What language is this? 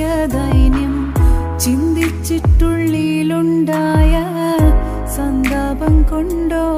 Malayalam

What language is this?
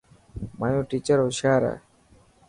Dhatki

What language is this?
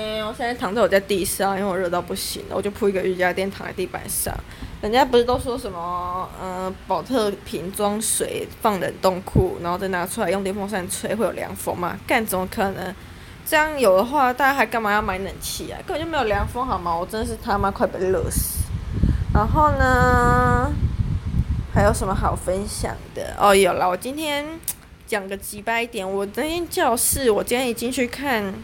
Chinese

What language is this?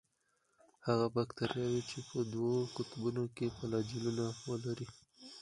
Pashto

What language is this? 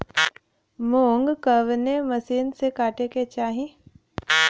Bhojpuri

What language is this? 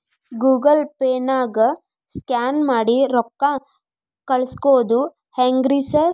Kannada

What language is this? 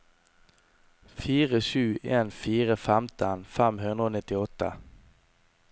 Norwegian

